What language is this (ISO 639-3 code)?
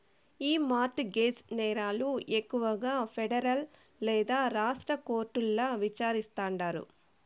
tel